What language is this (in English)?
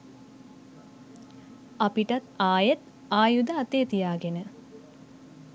Sinhala